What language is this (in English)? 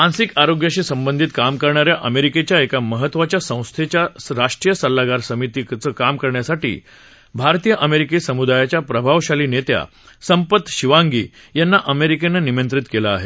Marathi